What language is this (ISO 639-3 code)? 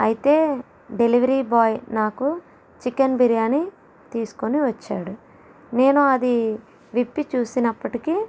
tel